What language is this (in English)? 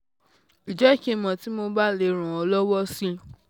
Yoruba